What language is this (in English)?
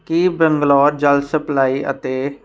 Punjabi